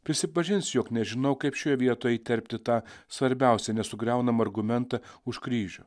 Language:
Lithuanian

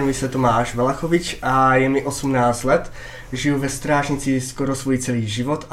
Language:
Czech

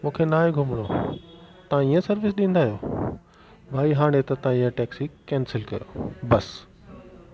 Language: Sindhi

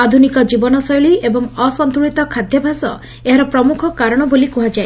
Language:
Odia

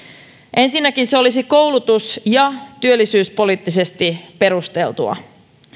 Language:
Finnish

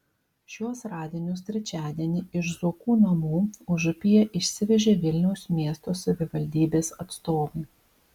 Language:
Lithuanian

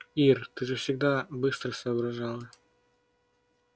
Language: Russian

